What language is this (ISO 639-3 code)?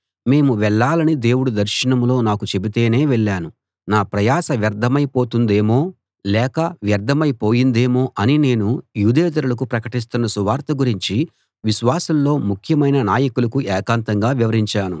tel